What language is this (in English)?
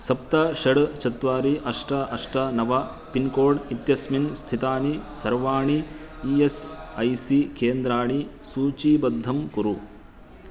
Sanskrit